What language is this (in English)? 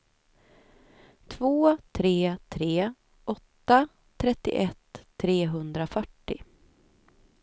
Swedish